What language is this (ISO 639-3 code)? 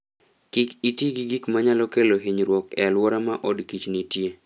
luo